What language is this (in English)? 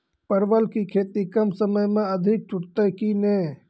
Maithili